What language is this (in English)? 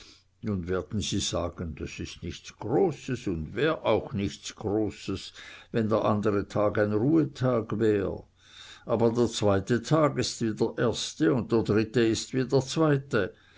German